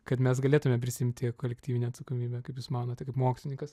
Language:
Lithuanian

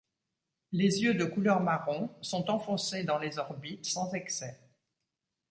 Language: French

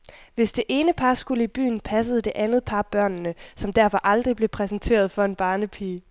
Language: Danish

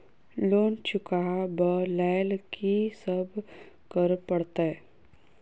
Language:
Maithili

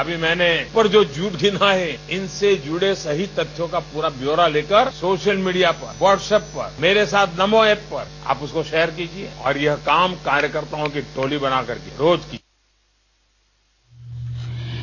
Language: Hindi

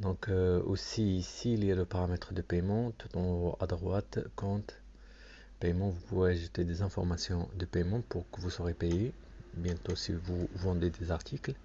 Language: French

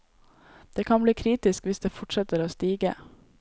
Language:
Norwegian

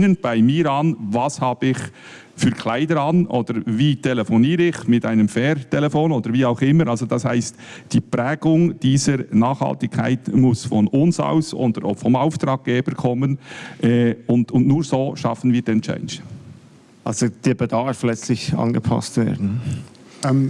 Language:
German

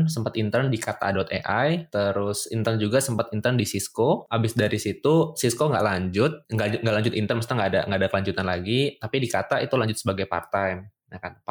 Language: Indonesian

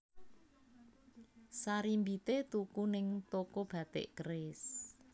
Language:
Javanese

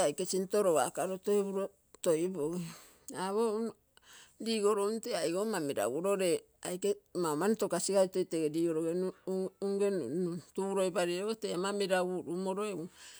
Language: Terei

